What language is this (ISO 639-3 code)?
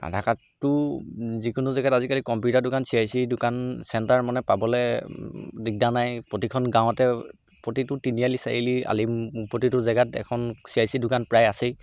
asm